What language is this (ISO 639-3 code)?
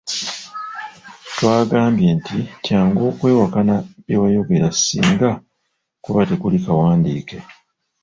lug